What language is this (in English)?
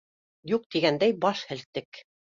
Bashkir